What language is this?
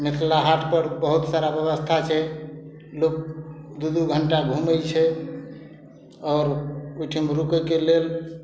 Maithili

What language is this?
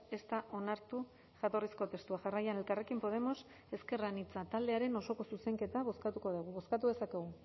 Basque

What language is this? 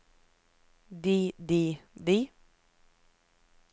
Norwegian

